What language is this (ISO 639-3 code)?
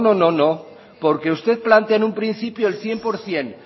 spa